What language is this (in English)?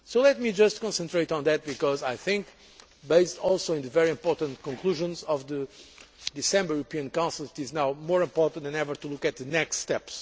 English